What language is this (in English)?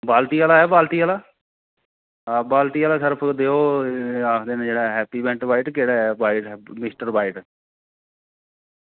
Dogri